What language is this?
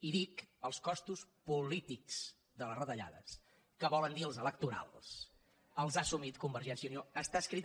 Catalan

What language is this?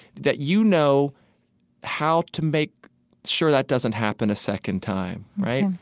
English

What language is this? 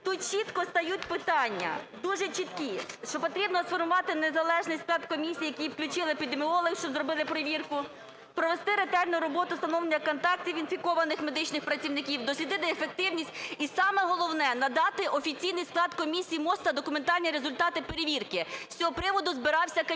Ukrainian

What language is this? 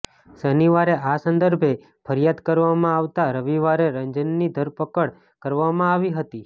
Gujarati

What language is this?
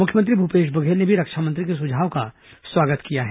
Hindi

